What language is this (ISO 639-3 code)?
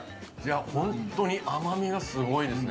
jpn